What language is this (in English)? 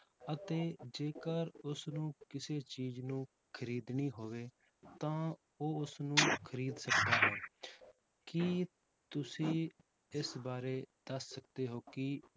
Punjabi